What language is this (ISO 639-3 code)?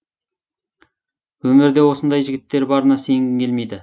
kaz